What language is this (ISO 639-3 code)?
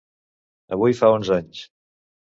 cat